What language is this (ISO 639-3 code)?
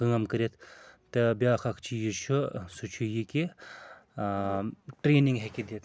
kas